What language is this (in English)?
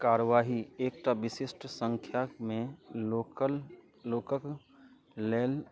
Maithili